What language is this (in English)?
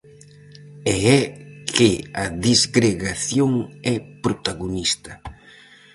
Galician